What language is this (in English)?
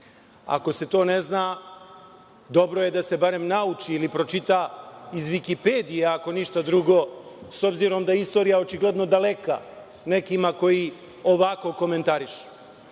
Serbian